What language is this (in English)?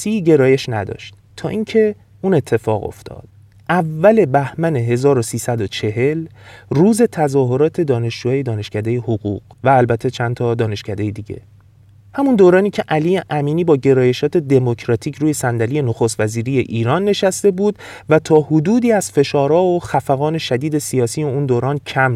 Persian